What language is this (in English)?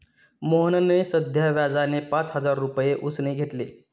Marathi